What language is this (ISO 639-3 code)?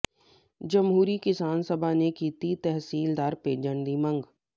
pan